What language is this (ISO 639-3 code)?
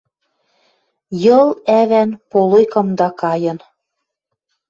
mrj